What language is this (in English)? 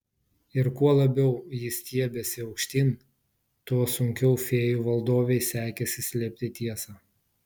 Lithuanian